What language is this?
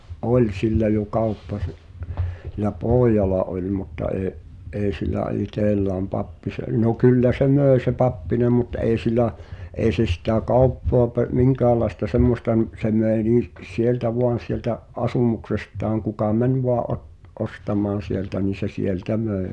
Finnish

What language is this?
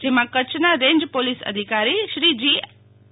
Gujarati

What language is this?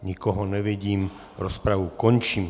Czech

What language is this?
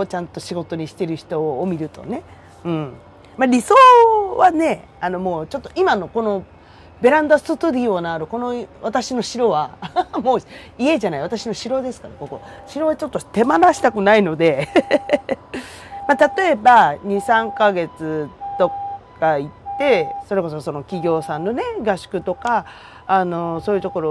Japanese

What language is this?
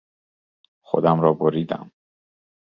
Persian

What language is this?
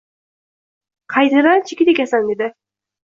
Uzbek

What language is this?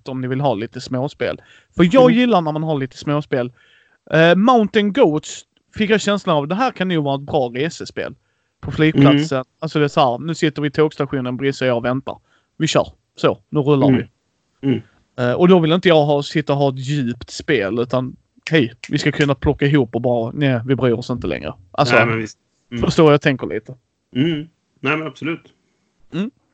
Swedish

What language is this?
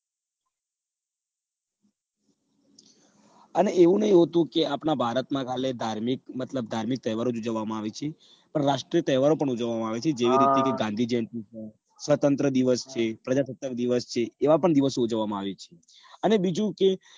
Gujarati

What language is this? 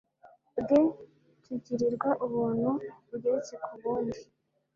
Kinyarwanda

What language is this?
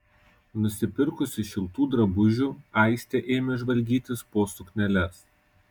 Lithuanian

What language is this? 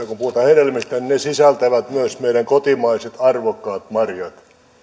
Finnish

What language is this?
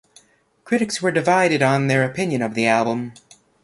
English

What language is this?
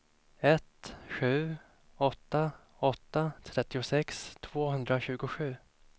Swedish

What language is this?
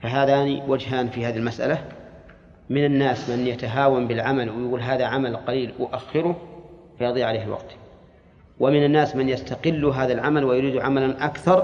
Arabic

